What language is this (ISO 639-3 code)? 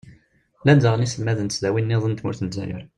kab